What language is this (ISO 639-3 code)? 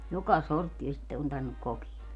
fin